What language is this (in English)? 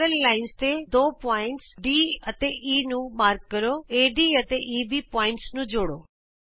Punjabi